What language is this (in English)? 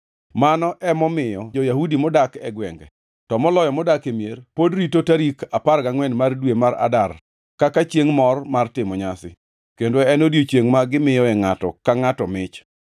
Luo (Kenya and Tanzania)